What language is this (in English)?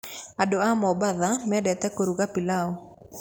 Kikuyu